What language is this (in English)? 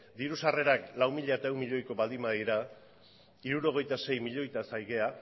Basque